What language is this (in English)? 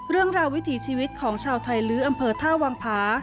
Thai